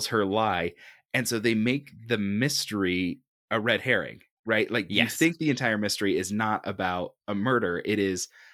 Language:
English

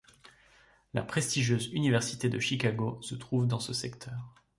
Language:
French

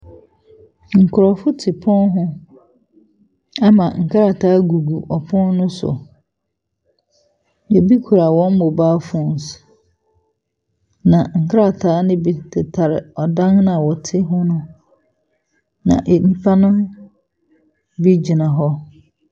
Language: Akan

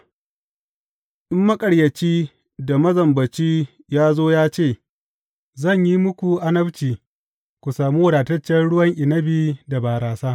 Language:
Hausa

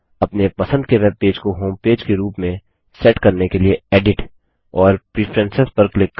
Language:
Hindi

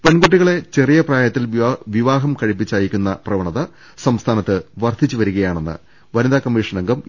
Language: Malayalam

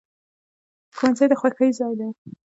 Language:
Pashto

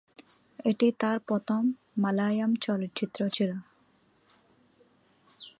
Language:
Bangla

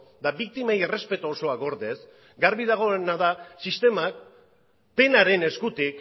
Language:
Basque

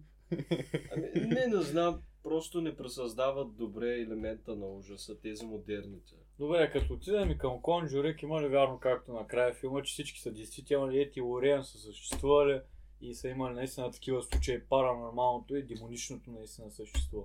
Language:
Bulgarian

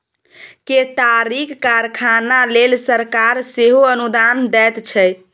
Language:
Maithili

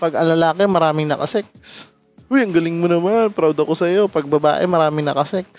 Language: Filipino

